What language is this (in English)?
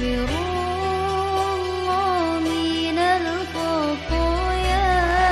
Indonesian